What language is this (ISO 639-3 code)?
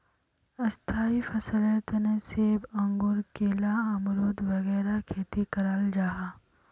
mag